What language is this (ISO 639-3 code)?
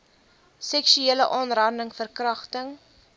afr